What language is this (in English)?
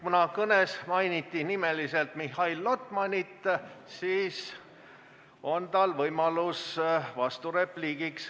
Estonian